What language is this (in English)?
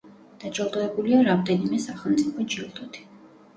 Georgian